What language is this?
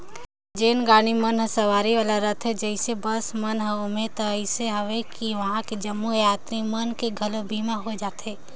Chhattisgarhi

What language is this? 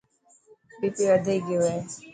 Dhatki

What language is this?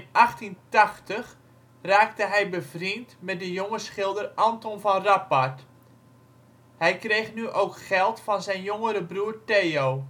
Dutch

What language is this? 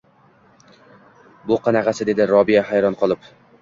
Uzbek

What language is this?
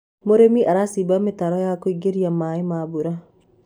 Kikuyu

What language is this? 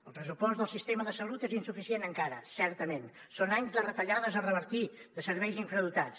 Catalan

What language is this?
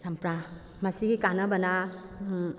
Manipuri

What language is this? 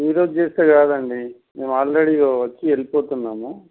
Telugu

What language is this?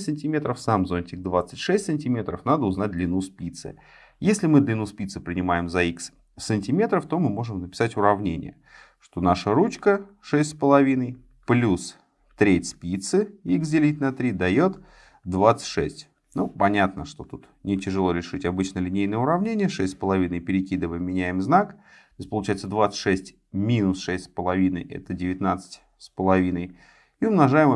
Russian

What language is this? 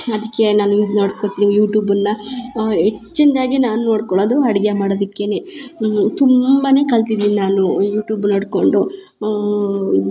Kannada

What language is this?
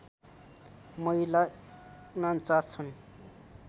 Nepali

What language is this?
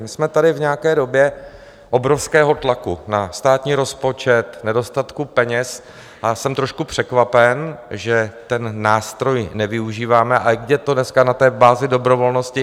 Czech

